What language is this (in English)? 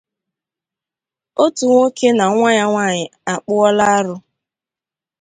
Igbo